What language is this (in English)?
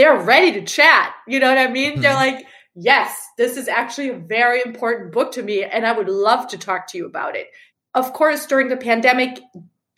English